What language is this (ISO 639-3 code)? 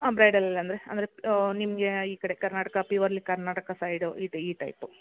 kan